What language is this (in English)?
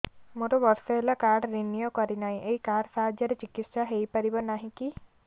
Odia